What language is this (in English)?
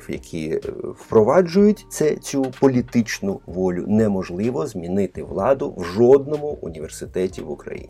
Ukrainian